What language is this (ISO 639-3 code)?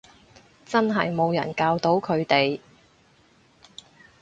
yue